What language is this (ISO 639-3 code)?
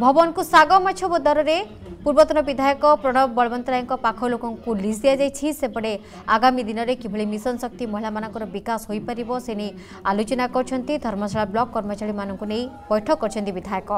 hin